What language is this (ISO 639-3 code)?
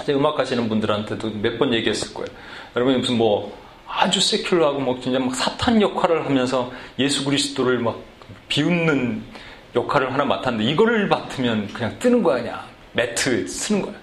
kor